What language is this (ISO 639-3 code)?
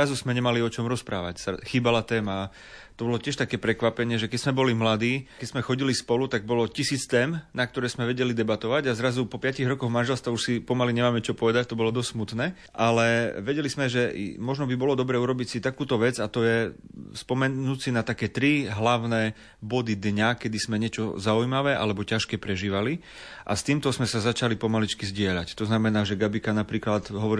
slk